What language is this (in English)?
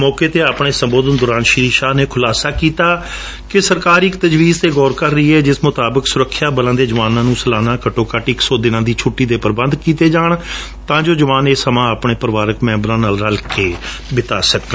Punjabi